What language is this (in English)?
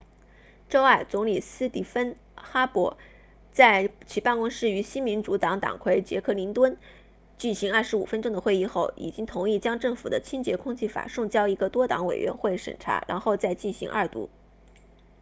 Chinese